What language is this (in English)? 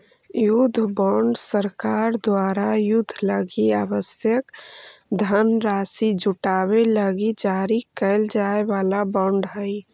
Magahi